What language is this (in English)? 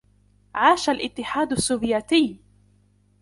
Arabic